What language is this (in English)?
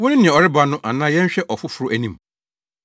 Akan